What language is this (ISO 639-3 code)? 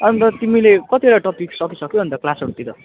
nep